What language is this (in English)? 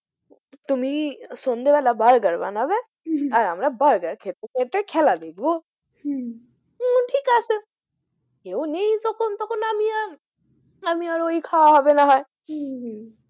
Bangla